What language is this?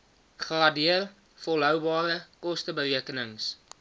Afrikaans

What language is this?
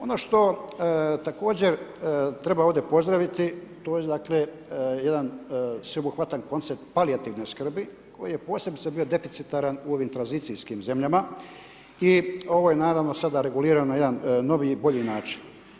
Croatian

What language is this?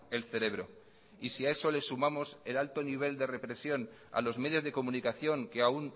Spanish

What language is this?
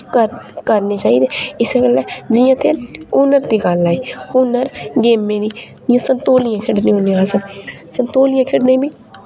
Dogri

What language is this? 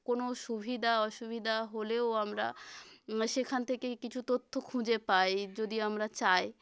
Bangla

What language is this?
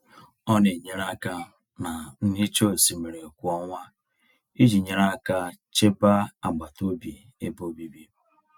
Igbo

